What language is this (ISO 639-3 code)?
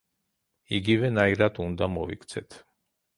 kat